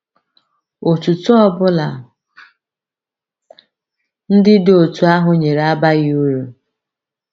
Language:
Igbo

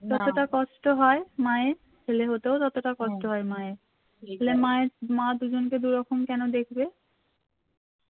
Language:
Bangla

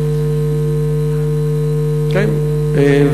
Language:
Hebrew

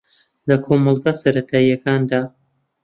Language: Central Kurdish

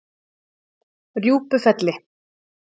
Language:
Icelandic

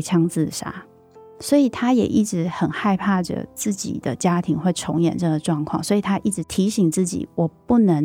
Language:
Chinese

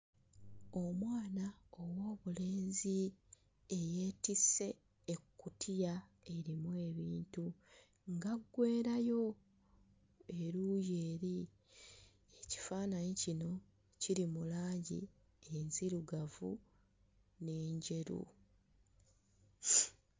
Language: Ganda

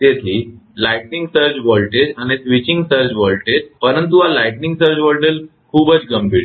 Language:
Gujarati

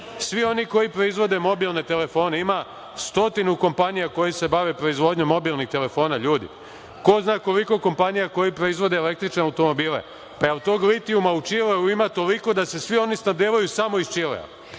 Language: Serbian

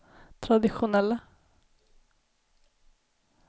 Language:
Swedish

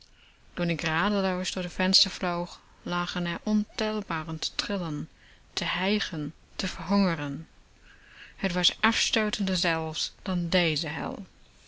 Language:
Dutch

